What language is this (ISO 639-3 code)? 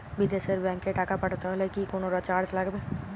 ben